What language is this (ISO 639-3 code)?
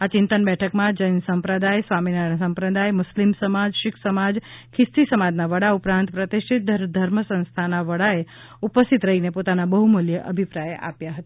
guj